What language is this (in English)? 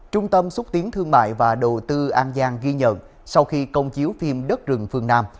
Vietnamese